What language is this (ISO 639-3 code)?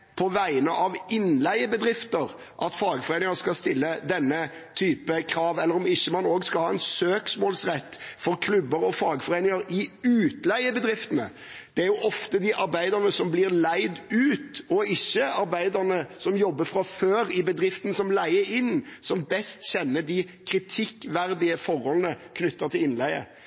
nob